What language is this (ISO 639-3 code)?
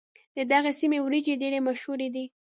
pus